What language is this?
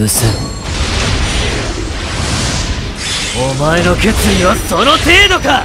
Japanese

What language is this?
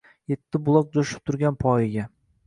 Uzbek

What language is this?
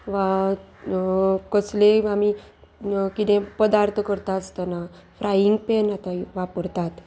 Konkani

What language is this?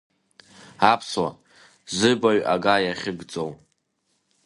Abkhazian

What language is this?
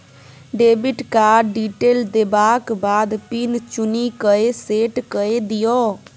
Maithili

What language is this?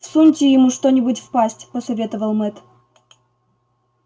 Russian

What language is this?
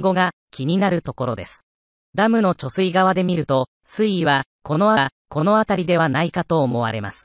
Japanese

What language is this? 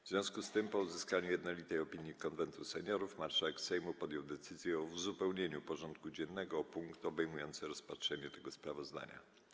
Polish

